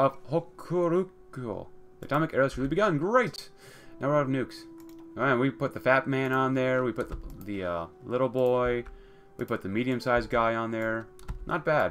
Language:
English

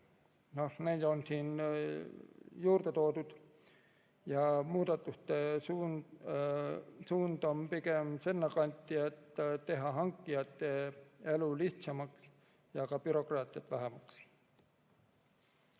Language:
Estonian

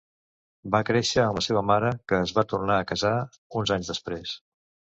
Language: Catalan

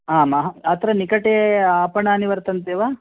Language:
Sanskrit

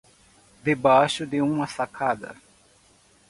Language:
Portuguese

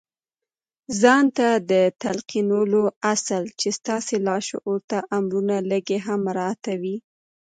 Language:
Pashto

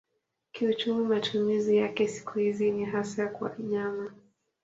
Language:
Swahili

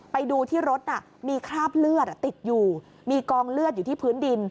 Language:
Thai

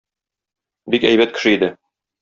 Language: Tatar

